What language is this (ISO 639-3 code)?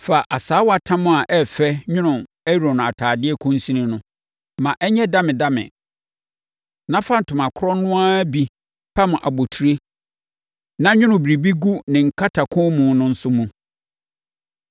aka